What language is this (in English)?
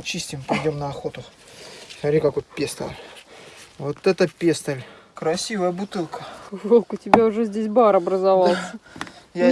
Russian